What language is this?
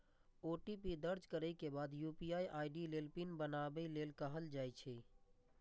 Maithili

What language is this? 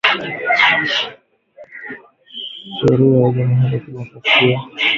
Swahili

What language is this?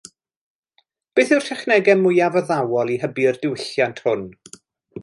Welsh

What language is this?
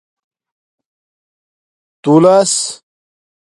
Domaaki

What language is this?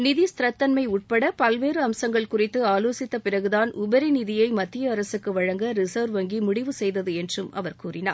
Tamil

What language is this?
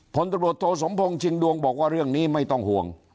Thai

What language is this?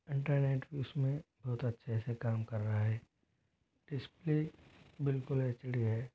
Hindi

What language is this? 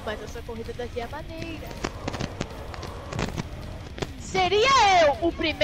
Portuguese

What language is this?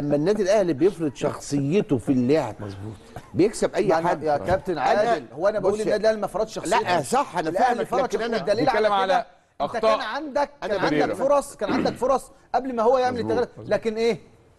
Arabic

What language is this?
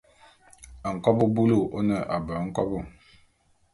Bulu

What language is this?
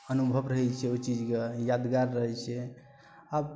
Maithili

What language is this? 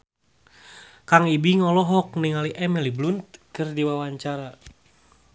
Sundanese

